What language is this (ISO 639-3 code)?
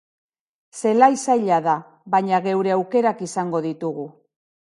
eus